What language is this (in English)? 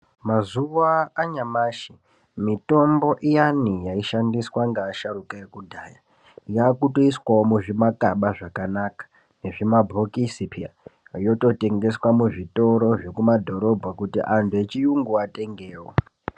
Ndau